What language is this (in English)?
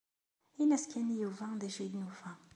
Kabyle